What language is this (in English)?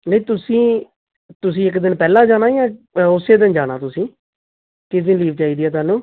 Punjabi